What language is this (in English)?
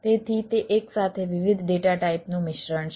Gujarati